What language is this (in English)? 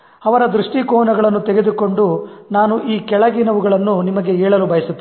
Kannada